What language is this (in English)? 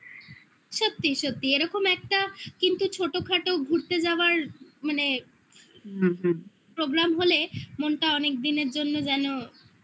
Bangla